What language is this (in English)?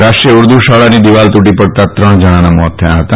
Gujarati